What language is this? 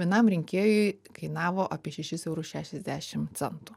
Lithuanian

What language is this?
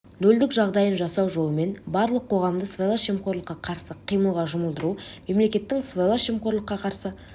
Kazakh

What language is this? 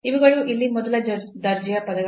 Kannada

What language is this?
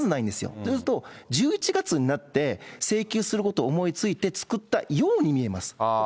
Japanese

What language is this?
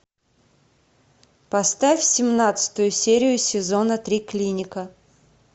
Russian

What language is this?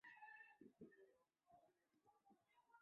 Chinese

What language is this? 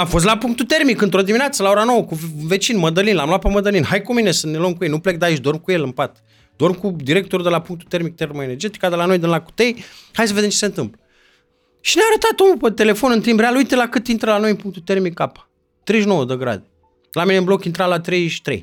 Romanian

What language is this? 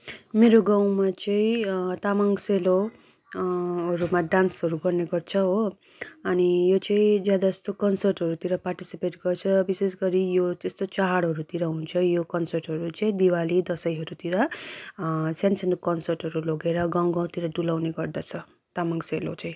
Nepali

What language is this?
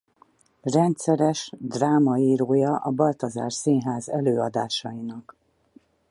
Hungarian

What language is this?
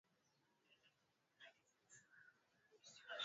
Swahili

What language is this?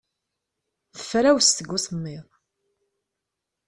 Kabyle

